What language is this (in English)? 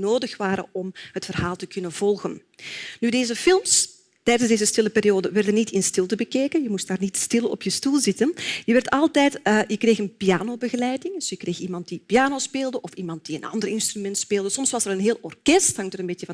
Dutch